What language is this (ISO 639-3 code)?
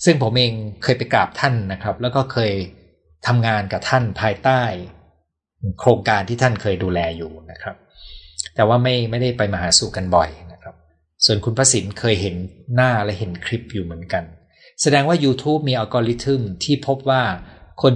tha